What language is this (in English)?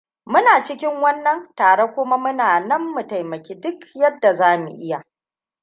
Hausa